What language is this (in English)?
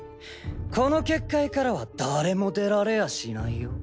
Japanese